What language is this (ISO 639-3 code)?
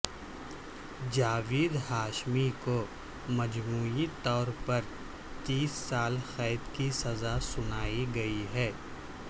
urd